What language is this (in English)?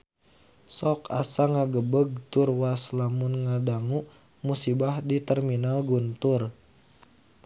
Sundanese